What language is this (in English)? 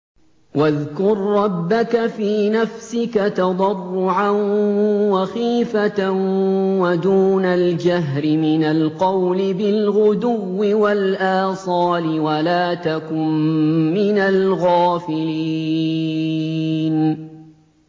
Arabic